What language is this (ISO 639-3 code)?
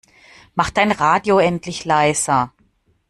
deu